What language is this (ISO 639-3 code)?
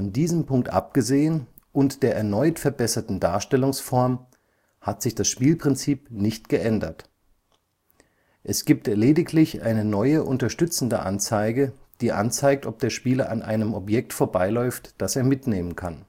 deu